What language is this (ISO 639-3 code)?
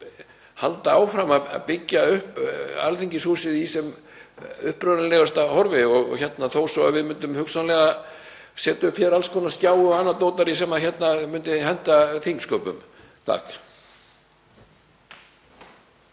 isl